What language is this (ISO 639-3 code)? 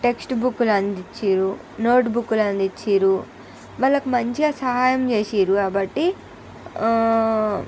tel